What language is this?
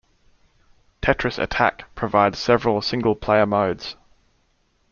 English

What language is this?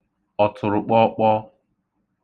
Igbo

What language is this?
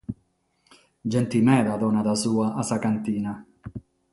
Sardinian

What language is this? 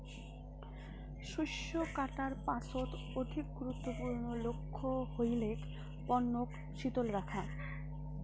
Bangla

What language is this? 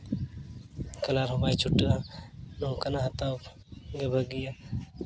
Santali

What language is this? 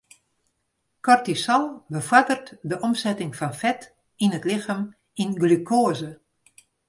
Western Frisian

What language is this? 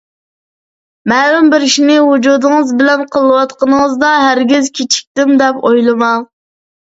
Uyghur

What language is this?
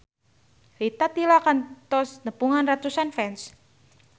Sundanese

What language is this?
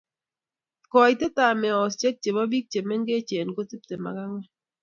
Kalenjin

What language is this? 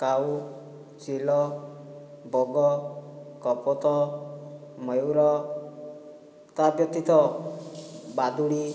Odia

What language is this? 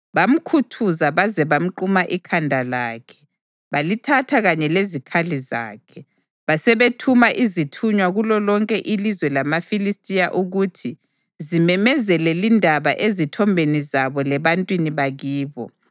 North Ndebele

